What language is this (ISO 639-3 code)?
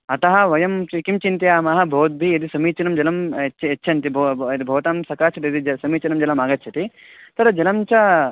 san